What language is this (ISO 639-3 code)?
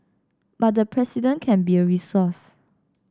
eng